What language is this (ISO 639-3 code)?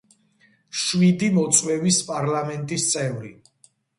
kat